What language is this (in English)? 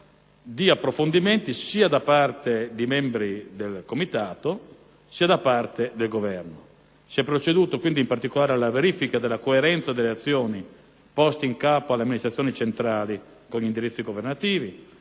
Italian